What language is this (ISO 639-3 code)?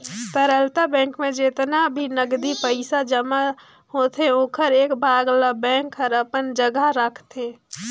hne